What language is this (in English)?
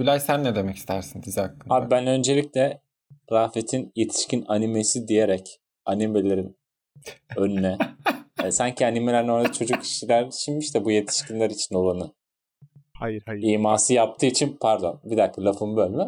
Turkish